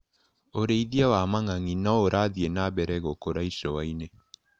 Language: Kikuyu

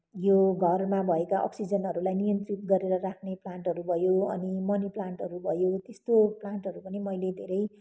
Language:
Nepali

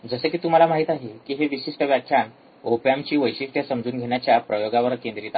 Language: Marathi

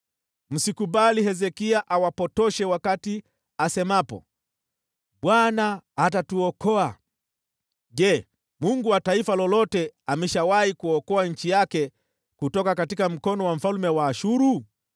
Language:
Swahili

